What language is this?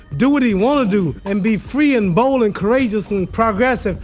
English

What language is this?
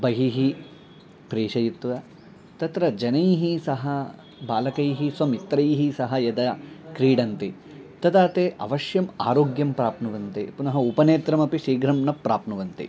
Sanskrit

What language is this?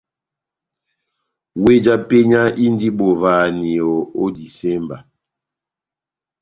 Batanga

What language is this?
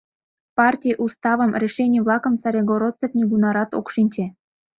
Mari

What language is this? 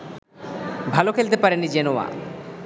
Bangla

